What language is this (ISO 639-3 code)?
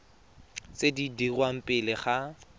tsn